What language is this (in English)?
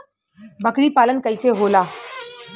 Bhojpuri